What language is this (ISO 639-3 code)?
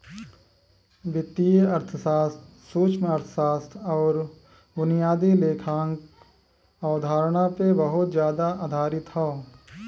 bho